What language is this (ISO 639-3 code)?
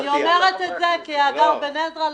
heb